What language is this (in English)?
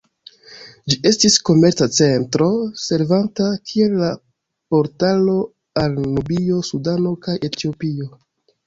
Esperanto